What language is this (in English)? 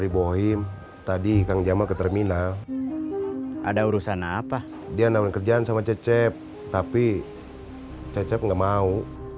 Indonesian